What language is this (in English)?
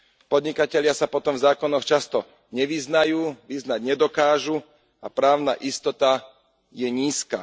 Slovak